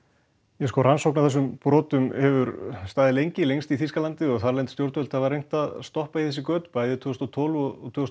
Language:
Icelandic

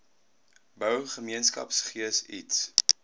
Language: Afrikaans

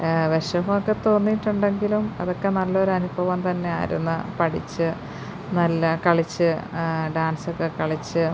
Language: Malayalam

